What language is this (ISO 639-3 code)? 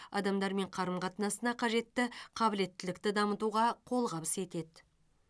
kaz